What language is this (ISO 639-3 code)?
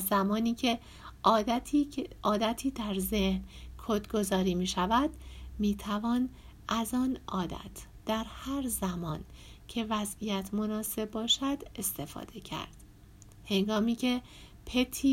fas